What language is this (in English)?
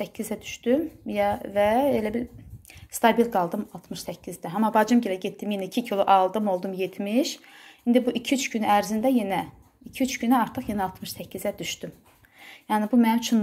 Turkish